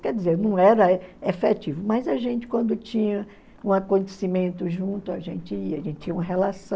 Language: Portuguese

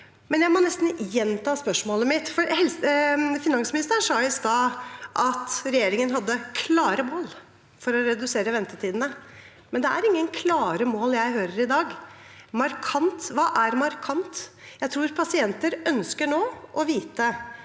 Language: Norwegian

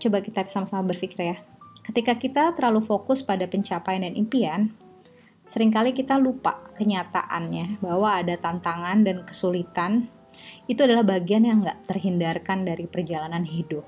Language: Indonesian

